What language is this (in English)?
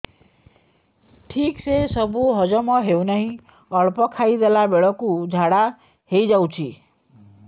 Odia